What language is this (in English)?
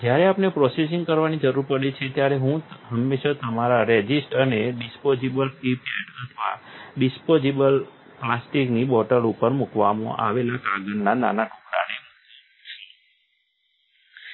Gujarati